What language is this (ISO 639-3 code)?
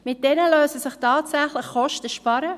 gsw